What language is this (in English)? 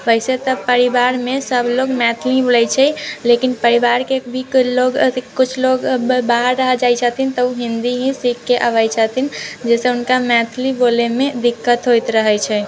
Maithili